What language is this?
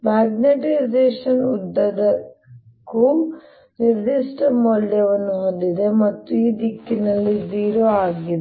Kannada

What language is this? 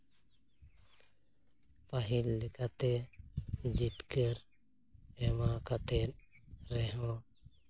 Santali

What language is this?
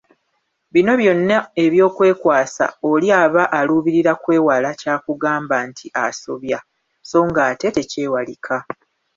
Ganda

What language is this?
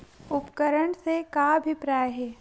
Chhattisgarhi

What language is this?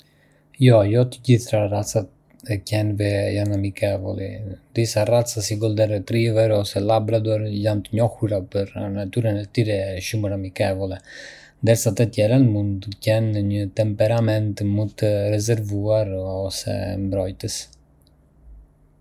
Arbëreshë Albanian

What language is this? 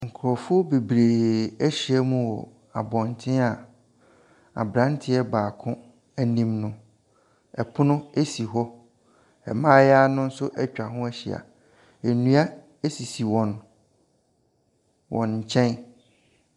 Akan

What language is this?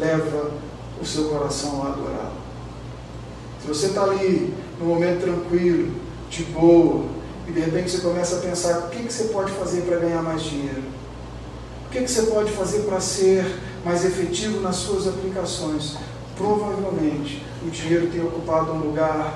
Portuguese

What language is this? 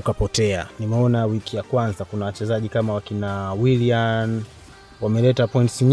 Swahili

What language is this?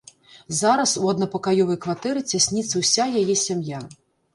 Belarusian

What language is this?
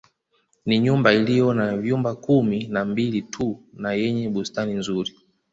Swahili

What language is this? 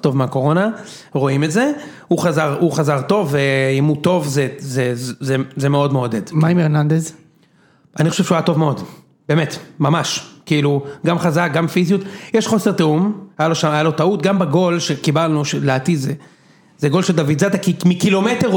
Hebrew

